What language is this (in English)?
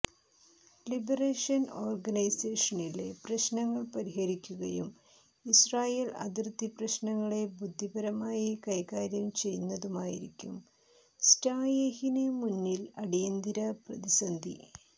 Malayalam